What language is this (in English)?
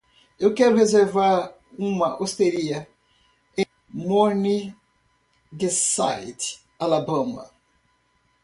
Portuguese